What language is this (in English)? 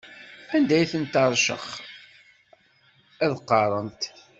Kabyle